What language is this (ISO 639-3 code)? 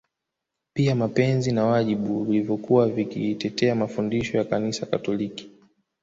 swa